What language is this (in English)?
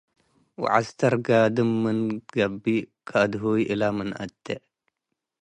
Tigre